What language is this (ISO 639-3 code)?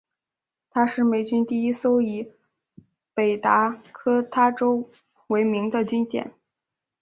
zho